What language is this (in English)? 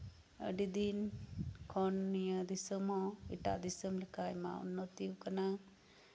Santali